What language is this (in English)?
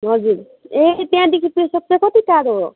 Nepali